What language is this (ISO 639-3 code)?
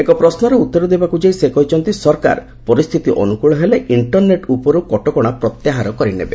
ori